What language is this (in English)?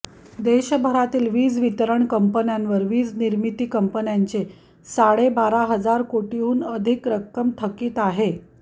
Marathi